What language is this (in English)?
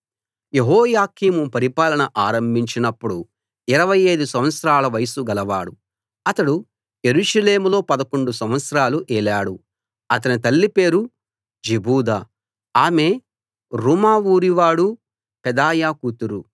Telugu